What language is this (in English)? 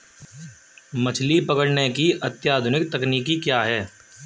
Hindi